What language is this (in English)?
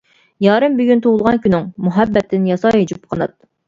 Uyghur